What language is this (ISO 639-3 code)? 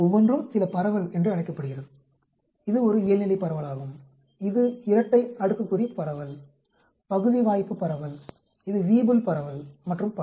tam